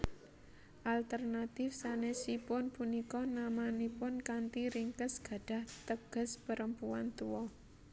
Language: Javanese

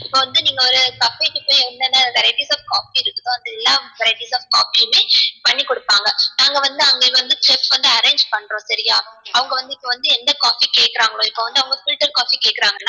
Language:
Tamil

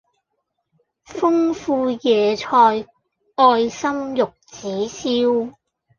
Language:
Cantonese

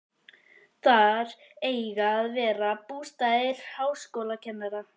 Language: Icelandic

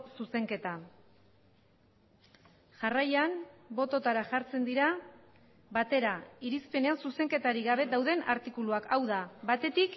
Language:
Basque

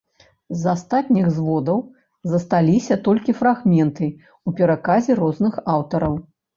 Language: Belarusian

